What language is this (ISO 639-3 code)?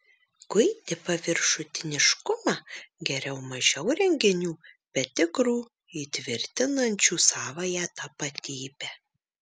lit